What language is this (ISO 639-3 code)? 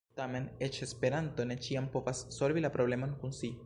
epo